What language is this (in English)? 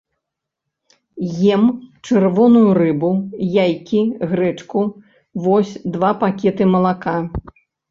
Belarusian